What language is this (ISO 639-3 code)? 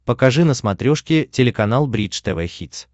rus